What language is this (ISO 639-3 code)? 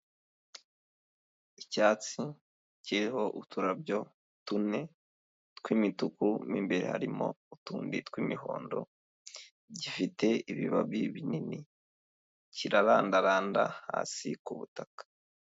kin